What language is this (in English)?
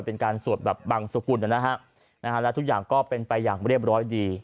Thai